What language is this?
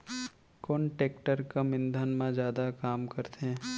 Chhattisgarhi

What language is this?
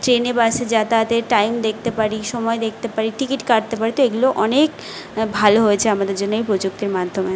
Bangla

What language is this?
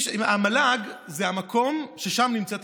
Hebrew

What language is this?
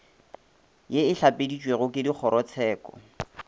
Northern Sotho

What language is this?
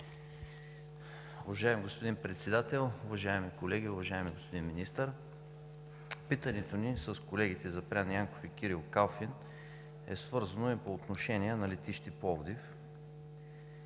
Bulgarian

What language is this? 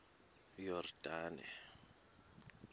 Xhosa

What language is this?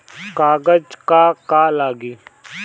Bhojpuri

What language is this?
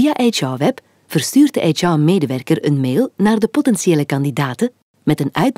Dutch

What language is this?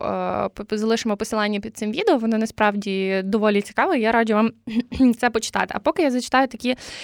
Ukrainian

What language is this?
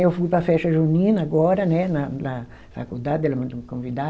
Portuguese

